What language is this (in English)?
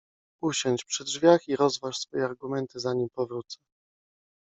Polish